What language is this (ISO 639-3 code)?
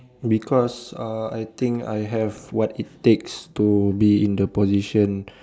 eng